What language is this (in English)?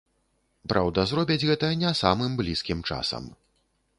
Belarusian